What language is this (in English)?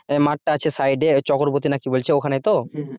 Bangla